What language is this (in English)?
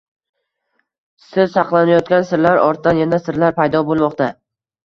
Uzbek